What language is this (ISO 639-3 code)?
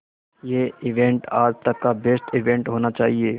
hin